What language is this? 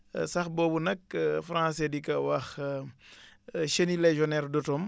Wolof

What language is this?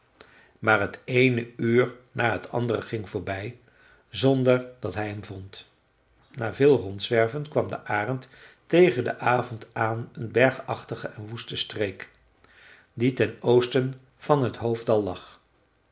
Dutch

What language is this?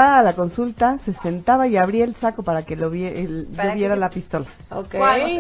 Spanish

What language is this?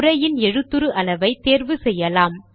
Tamil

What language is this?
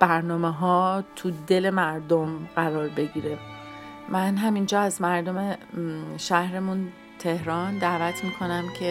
Persian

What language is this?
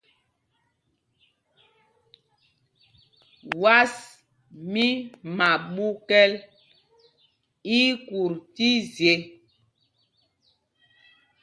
Mpumpong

